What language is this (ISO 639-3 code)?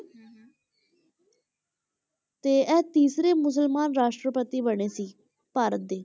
pan